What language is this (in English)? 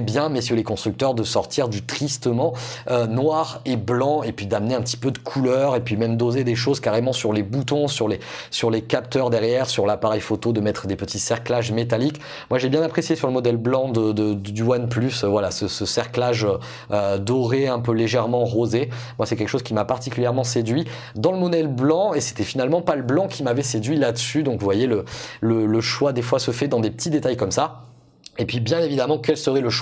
French